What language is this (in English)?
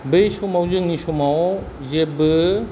Bodo